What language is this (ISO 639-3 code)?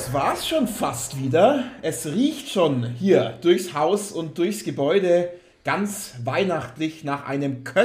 deu